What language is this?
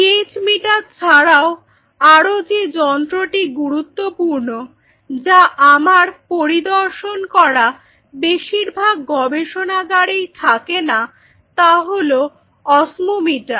Bangla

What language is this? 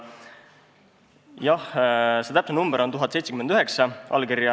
Estonian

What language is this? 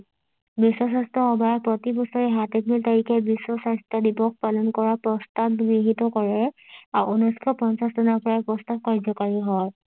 Assamese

